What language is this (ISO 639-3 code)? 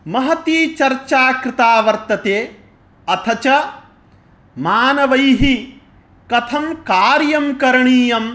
san